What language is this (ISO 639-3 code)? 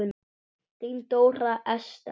isl